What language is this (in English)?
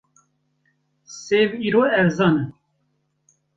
Kurdish